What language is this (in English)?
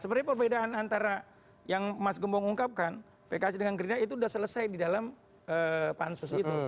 Indonesian